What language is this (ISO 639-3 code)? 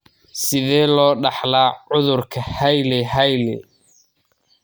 som